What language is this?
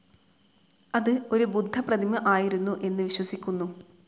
Malayalam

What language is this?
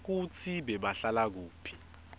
Swati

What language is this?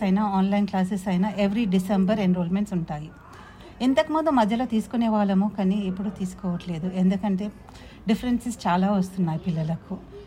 Telugu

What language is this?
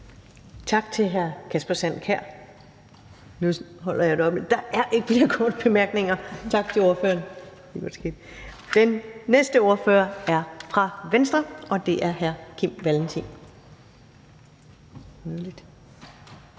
Danish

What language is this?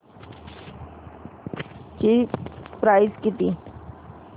Marathi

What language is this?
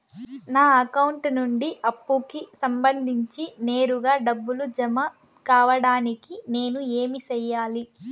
Telugu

